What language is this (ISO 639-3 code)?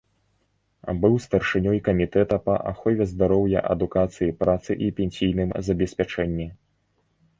bel